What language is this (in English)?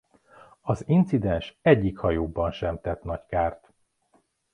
Hungarian